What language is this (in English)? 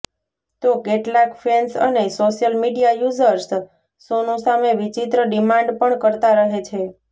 Gujarati